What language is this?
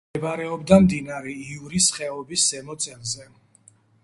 Georgian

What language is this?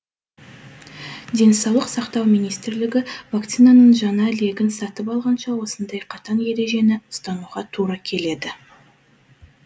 Kazakh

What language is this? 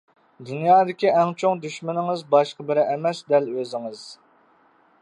Uyghur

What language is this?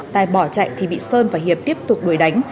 Vietnamese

